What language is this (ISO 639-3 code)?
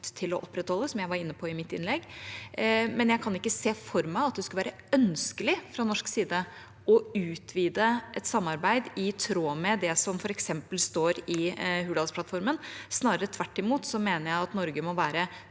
nor